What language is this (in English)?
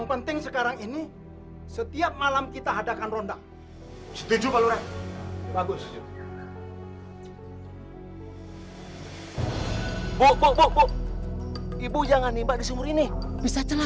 Indonesian